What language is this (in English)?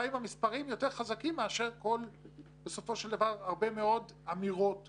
Hebrew